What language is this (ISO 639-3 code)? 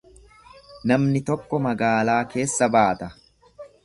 orm